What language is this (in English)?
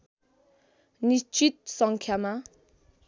Nepali